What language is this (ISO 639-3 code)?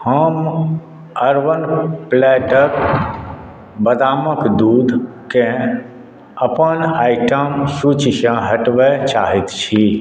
mai